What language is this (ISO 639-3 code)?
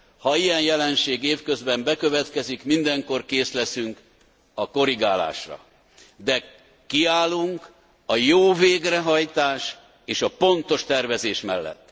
hun